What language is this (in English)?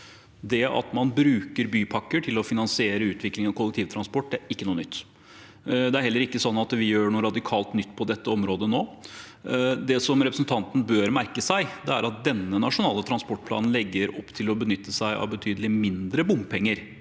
Norwegian